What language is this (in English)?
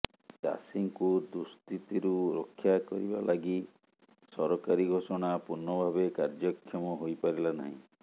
Odia